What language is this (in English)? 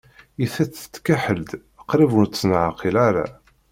Kabyle